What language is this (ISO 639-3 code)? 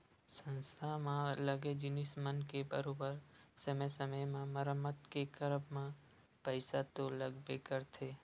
hne